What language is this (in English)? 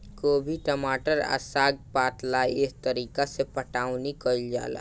Bhojpuri